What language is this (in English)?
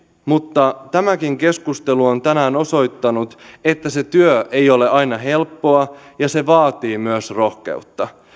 Finnish